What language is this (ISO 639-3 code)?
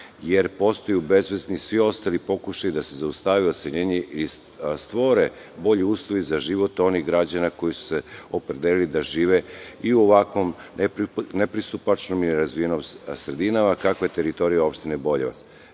srp